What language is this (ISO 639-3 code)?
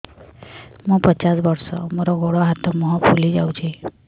ori